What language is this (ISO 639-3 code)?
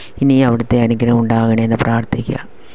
mal